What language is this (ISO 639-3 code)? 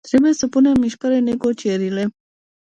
ron